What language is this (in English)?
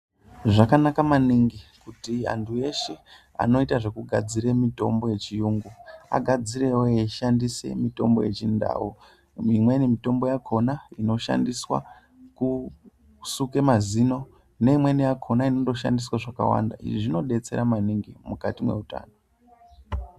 Ndau